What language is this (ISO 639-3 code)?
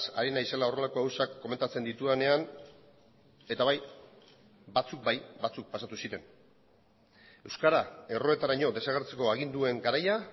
eus